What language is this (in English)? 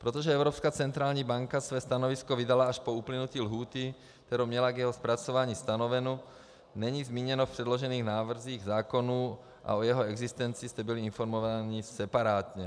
Czech